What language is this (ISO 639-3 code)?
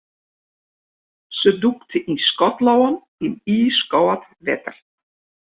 fry